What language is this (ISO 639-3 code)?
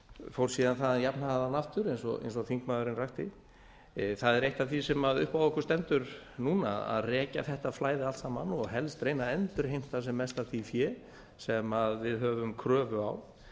isl